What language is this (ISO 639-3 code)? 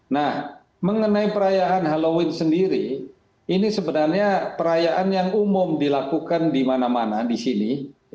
ind